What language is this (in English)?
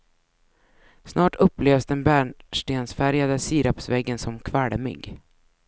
Swedish